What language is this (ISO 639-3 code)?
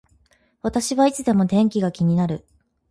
jpn